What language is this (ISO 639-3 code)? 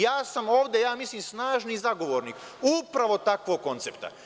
srp